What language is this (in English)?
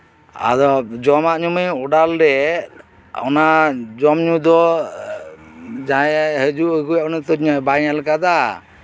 Santali